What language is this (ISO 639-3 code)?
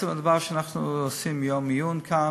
heb